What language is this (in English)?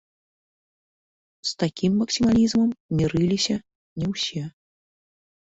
Belarusian